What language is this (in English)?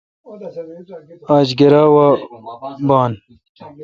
Kalkoti